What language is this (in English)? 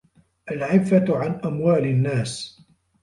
Arabic